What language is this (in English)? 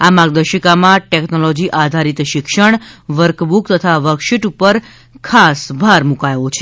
Gujarati